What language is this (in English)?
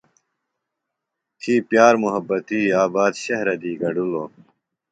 Phalura